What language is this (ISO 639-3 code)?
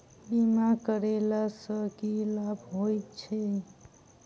mai